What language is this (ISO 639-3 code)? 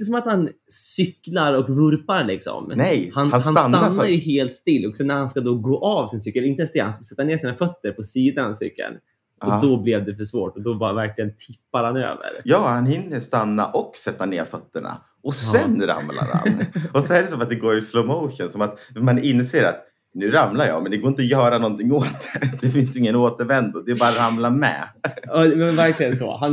swe